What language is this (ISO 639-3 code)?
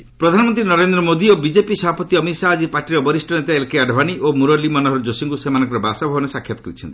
ori